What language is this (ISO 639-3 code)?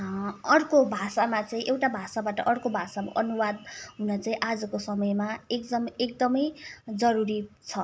nep